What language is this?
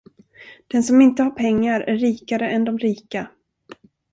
Swedish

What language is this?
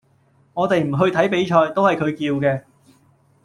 Cantonese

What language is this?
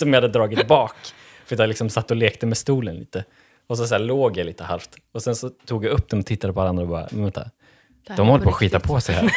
Swedish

